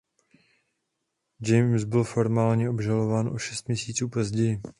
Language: Czech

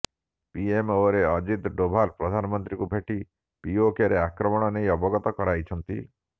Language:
Odia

